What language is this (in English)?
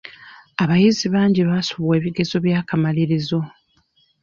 Ganda